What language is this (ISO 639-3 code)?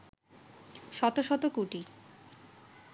ben